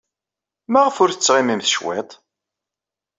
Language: Kabyle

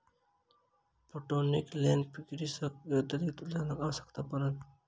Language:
Maithili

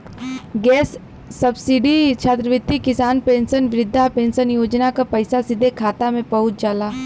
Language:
Bhojpuri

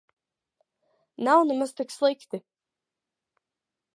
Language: Latvian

